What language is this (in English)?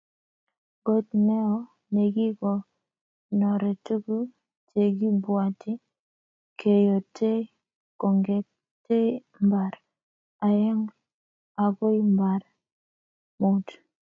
Kalenjin